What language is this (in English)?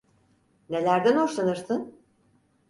Turkish